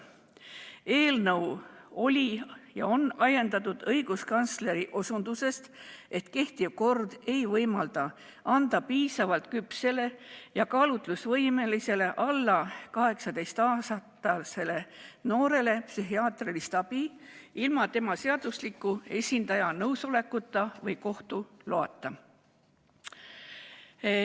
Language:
Estonian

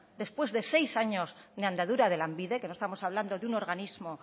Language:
Spanish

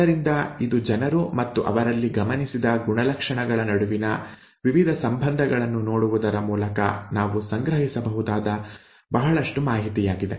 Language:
Kannada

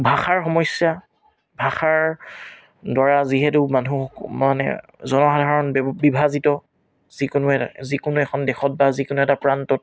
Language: Assamese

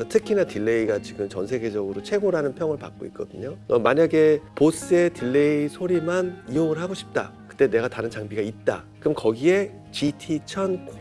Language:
Korean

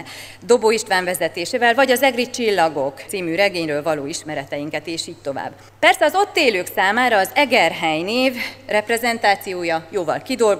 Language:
Hungarian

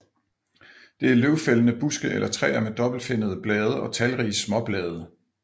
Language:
Danish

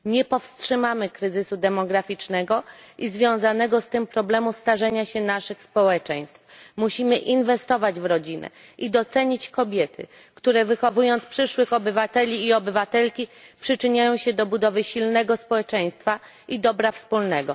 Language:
Polish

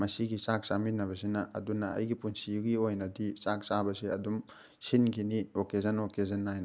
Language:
Manipuri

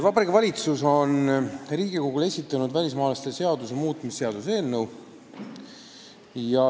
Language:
Estonian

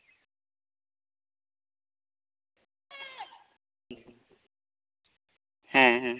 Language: Santali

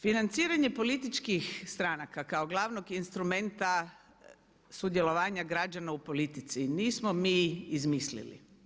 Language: Croatian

